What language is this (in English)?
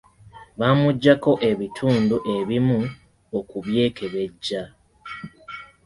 Ganda